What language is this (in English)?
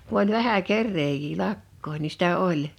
Finnish